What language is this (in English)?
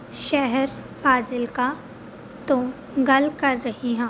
Punjabi